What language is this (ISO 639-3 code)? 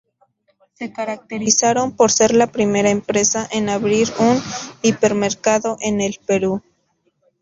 spa